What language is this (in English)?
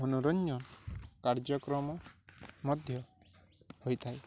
Odia